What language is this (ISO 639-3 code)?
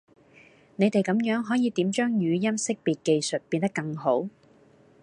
yue